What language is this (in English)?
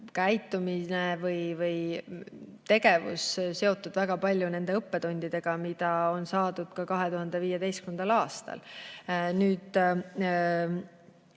Estonian